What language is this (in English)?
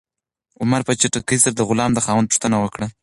Pashto